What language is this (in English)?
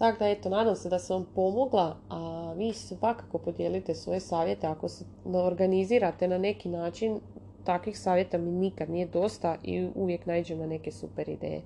Croatian